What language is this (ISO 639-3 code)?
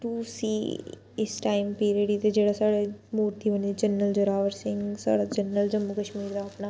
doi